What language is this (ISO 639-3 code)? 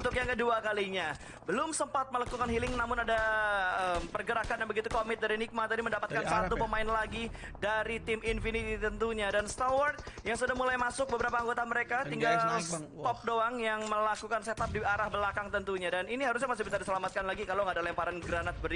ind